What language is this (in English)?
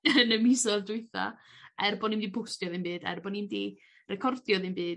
Welsh